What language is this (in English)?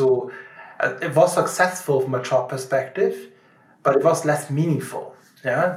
English